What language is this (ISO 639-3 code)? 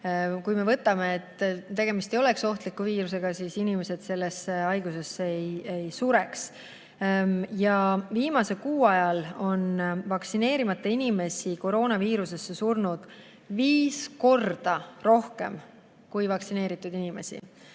est